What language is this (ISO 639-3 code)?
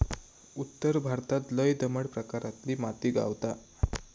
mar